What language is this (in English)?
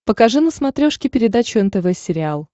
Russian